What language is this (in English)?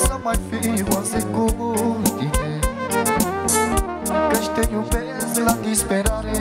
Romanian